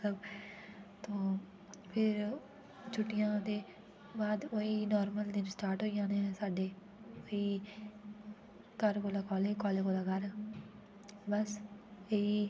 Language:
Dogri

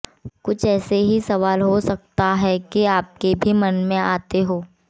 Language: Hindi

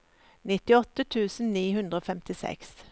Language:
Norwegian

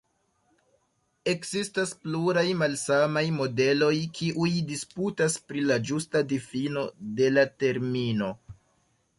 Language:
Esperanto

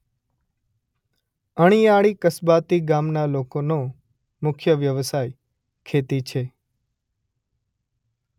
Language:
Gujarati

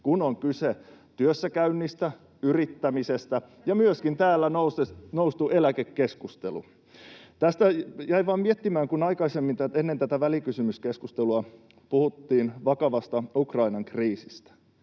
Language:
Finnish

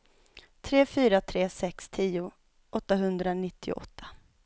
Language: Swedish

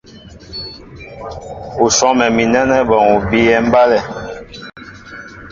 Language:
Mbo (Cameroon)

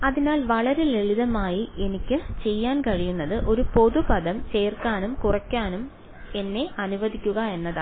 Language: Malayalam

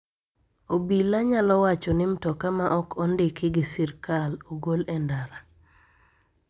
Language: Luo (Kenya and Tanzania)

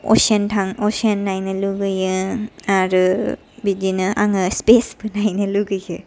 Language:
Bodo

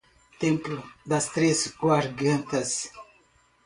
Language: Portuguese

